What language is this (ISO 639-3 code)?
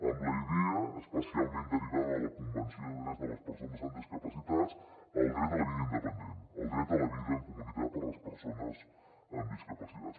cat